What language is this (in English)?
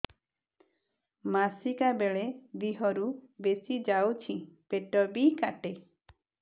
Odia